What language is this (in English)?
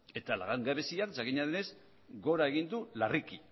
Basque